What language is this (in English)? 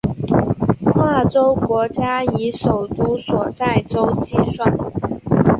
Chinese